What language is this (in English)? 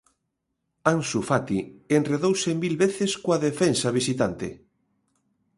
Galician